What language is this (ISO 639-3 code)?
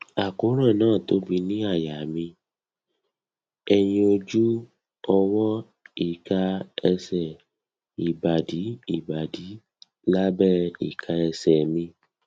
yor